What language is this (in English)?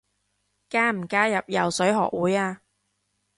Cantonese